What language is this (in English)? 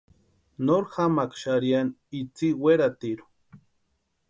Western Highland Purepecha